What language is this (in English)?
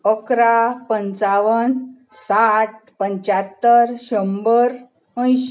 Konkani